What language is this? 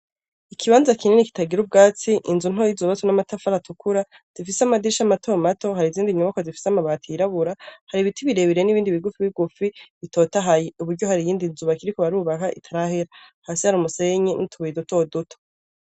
Rundi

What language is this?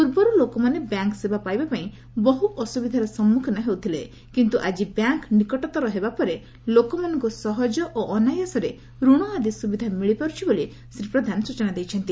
Odia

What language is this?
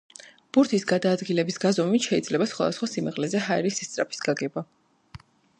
Georgian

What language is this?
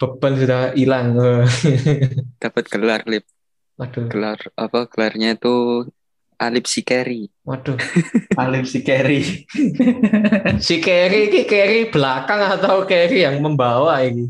Indonesian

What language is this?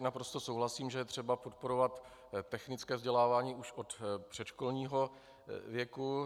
Czech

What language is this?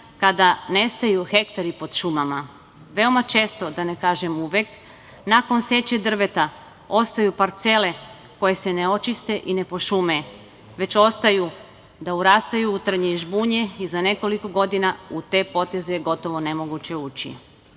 Serbian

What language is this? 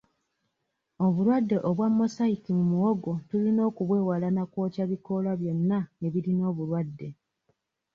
Ganda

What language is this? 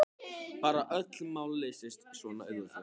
Icelandic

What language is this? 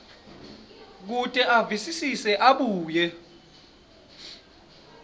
Swati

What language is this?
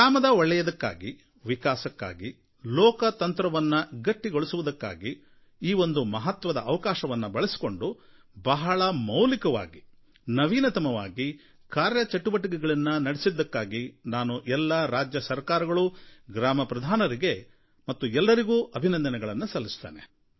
Kannada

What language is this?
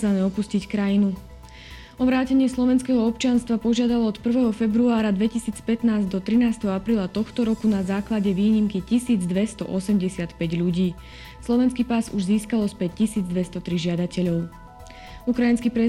Slovak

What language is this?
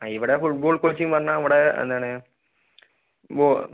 Malayalam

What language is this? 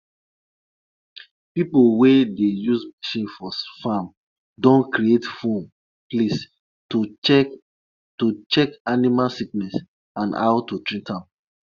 Nigerian Pidgin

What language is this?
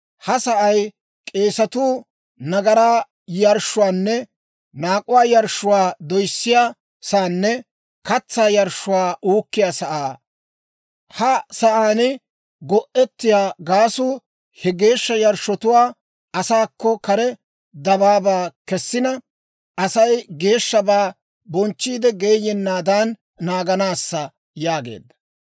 Dawro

